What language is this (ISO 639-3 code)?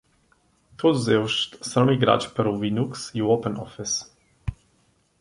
por